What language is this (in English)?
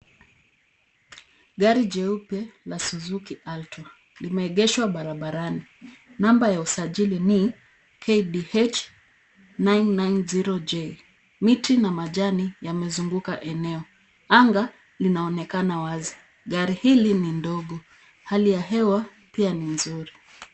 Swahili